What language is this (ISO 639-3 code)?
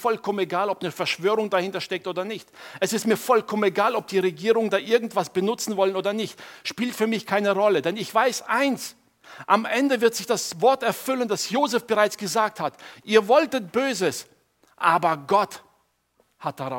deu